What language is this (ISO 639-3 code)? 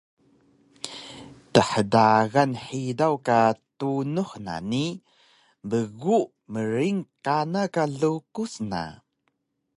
trv